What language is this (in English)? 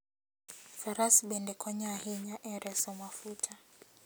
Luo (Kenya and Tanzania)